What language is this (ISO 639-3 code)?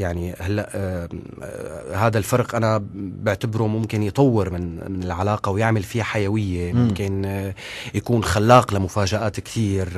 ara